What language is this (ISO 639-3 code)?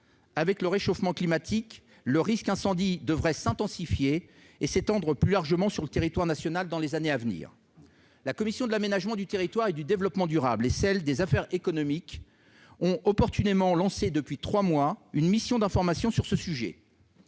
fra